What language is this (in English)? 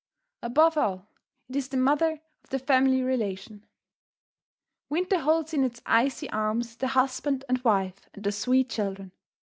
English